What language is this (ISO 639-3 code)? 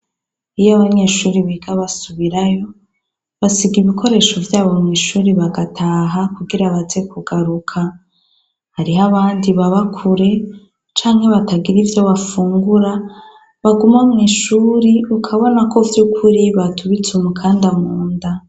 run